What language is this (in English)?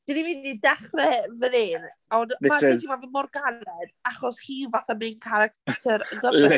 Welsh